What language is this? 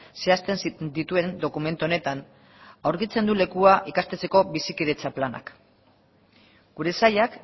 Basque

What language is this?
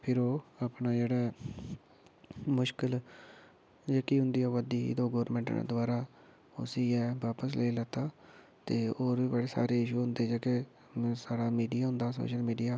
Dogri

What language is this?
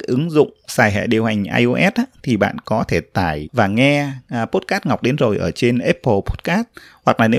Vietnamese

